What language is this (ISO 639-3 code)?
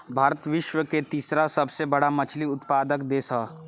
bho